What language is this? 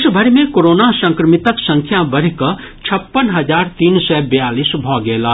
Maithili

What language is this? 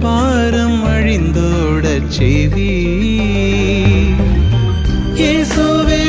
Tamil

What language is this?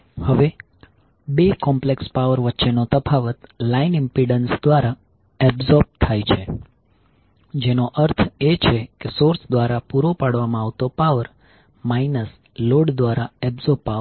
Gujarati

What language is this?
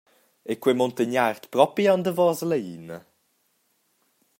Romansh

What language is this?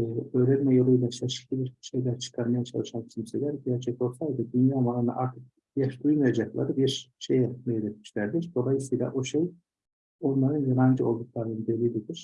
Turkish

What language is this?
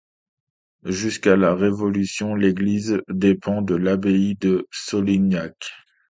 French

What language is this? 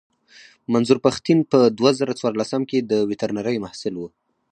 Pashto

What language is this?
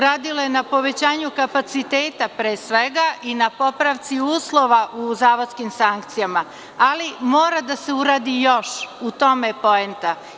Serbian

